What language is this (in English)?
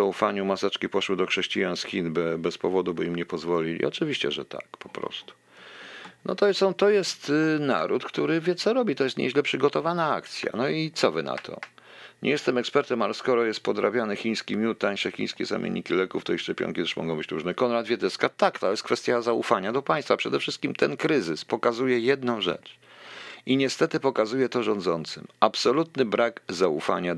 Polish